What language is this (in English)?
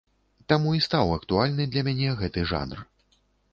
Belarusian